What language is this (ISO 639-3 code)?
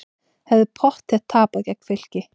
isl